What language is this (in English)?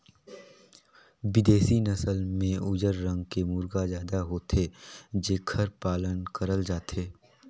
Chhattisgarhi